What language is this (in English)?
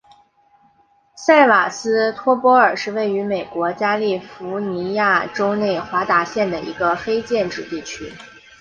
Chinese